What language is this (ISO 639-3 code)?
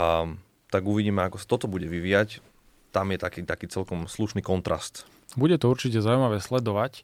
slk